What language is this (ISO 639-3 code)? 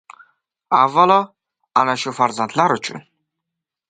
uzb